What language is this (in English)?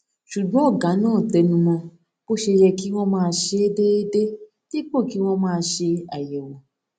Yoruba